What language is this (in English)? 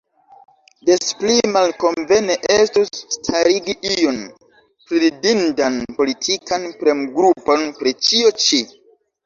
Esperanto